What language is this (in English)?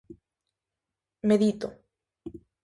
Galician